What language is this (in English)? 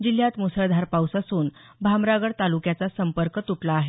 Marathi